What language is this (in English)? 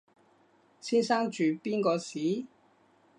Cantonese